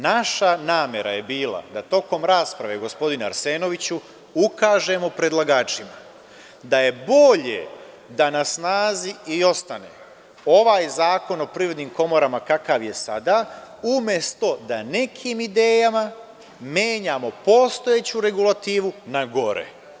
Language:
Serbian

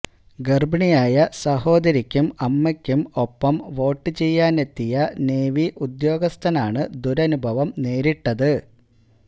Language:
Malayalam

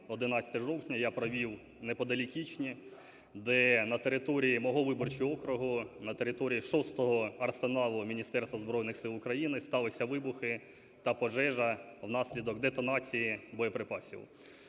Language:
Ukrainian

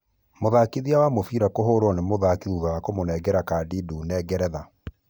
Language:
Kikuyu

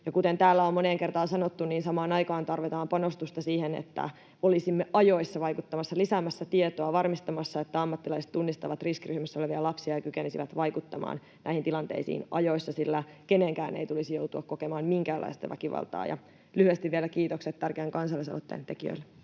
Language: Finnish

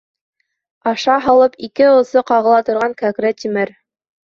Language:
Bashkir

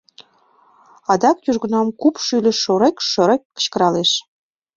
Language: Mari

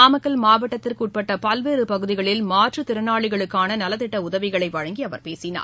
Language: Tamil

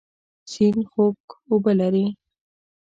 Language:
Pashto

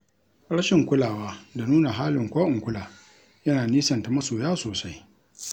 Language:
Hausa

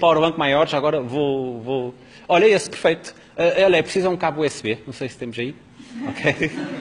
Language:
Portuguese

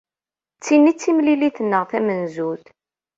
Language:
Kabyle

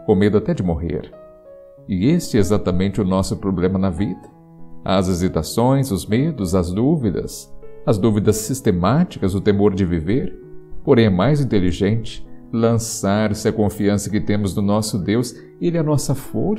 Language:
Portuguese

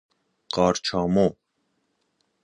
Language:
Persian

